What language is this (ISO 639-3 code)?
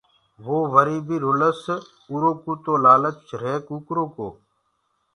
ggg